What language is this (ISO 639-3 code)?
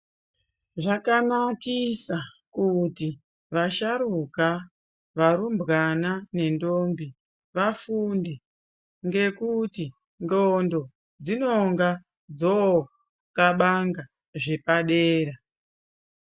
ndc